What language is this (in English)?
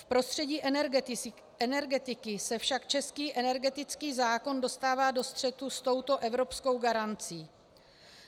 Czech